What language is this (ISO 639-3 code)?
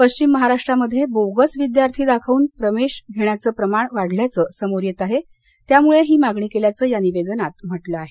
mar